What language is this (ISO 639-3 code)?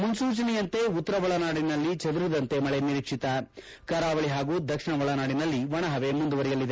kan